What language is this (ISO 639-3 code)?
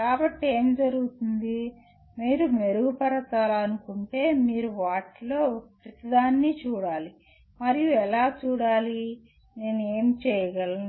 tel